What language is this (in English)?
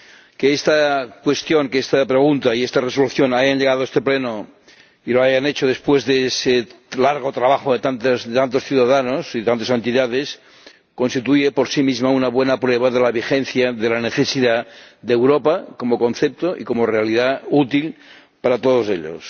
Spanish